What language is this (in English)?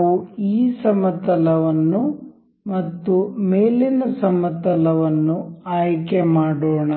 Kannada